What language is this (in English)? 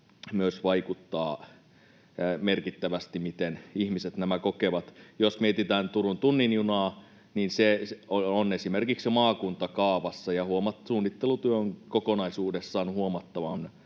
Finnish